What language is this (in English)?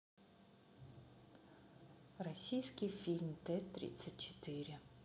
Russian